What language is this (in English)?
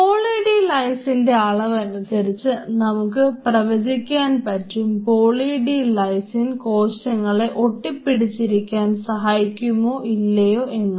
Malayalam